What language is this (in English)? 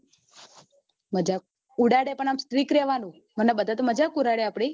Gujarati